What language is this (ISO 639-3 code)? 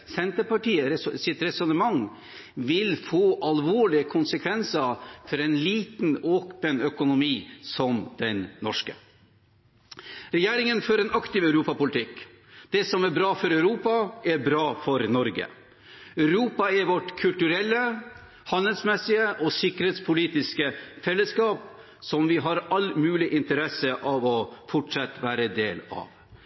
nob